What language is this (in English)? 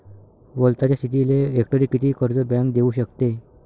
Marathi